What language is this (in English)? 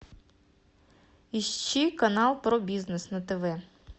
Russian